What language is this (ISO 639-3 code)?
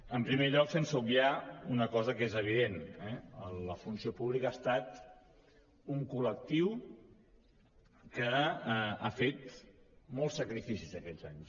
cat